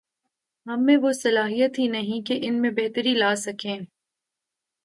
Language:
Urdu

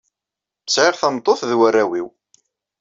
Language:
Kabyle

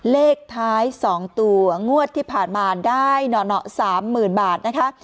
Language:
Thai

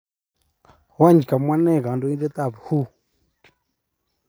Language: Kalenjin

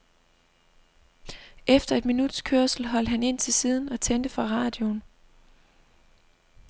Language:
Danish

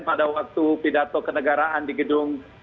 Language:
Indonesian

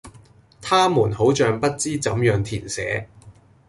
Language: Cantonese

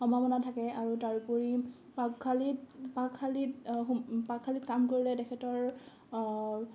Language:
Assamese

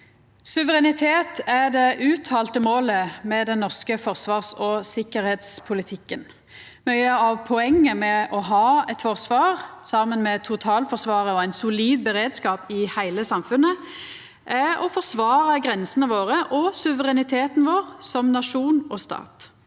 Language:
Norwegian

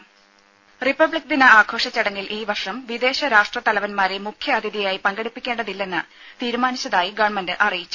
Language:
Malayalam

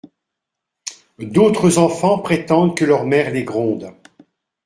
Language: French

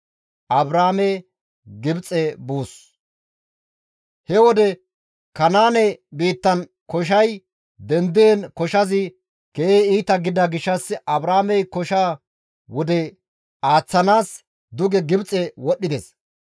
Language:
Gamo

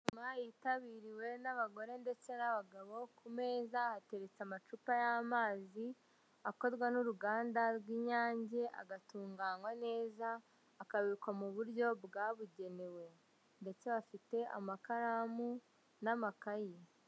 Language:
Kinyarwanda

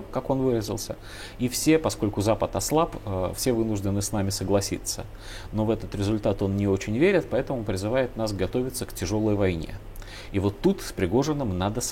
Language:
Russian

